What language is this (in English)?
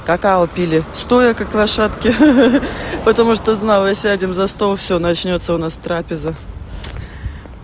Russian